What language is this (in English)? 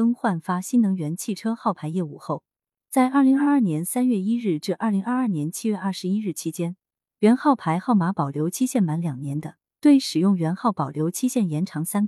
Chinese